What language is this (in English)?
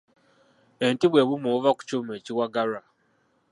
Ganda